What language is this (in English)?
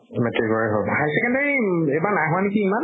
Assamese